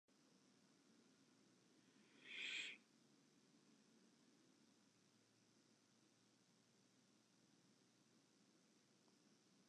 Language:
Western Frisian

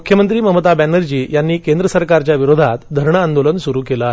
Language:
Marathi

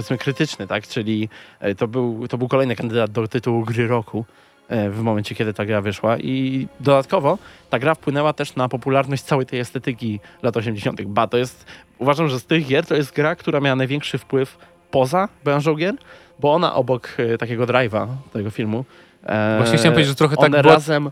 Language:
Polish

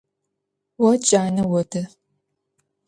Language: Adyghe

